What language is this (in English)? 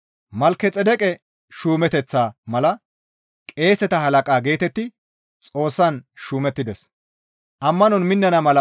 Gamo